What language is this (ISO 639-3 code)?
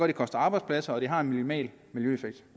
dan